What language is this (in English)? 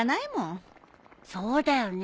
Japanese